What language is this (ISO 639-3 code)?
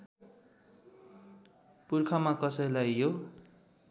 nep